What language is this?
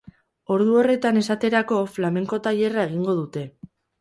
Basque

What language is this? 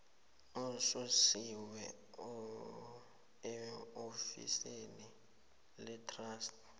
South Ndebele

